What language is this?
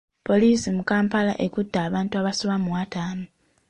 Ganda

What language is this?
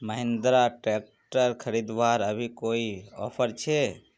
Magahi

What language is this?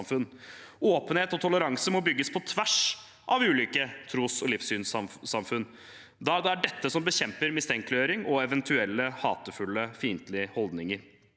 Norwegian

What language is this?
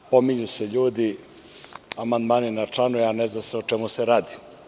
Serbian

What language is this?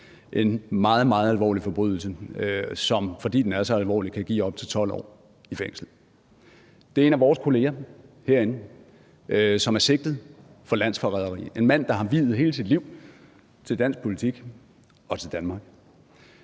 Danish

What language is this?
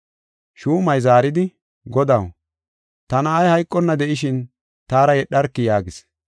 Gofa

